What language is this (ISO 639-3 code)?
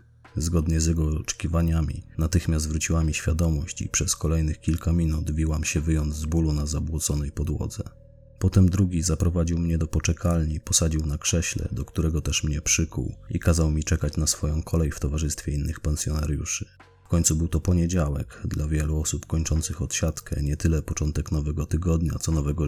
pol